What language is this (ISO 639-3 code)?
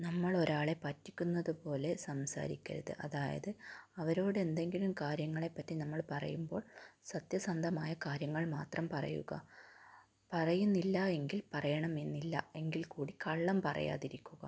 mal